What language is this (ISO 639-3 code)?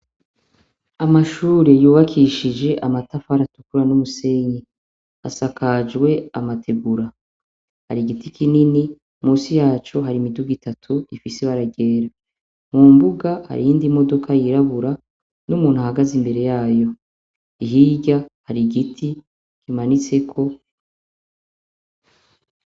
run